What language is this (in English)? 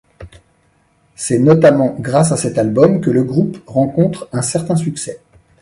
French